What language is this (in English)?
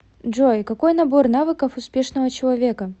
Russian